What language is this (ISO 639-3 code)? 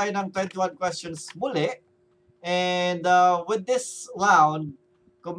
fil